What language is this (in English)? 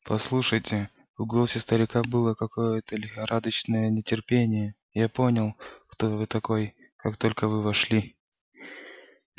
Russian